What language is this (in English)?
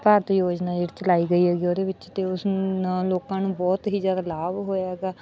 Punjabi